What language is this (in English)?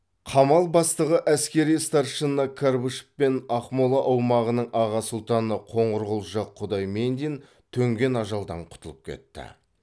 Kazakh